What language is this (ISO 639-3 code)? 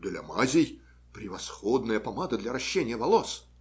rus